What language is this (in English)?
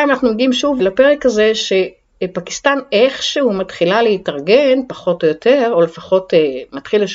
Hebrew